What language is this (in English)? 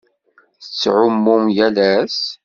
Kabyle